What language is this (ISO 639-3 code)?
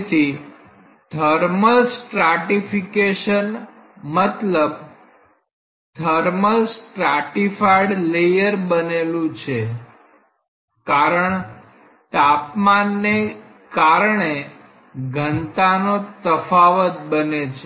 guj